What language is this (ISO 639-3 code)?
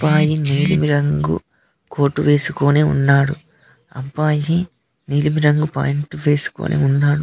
tel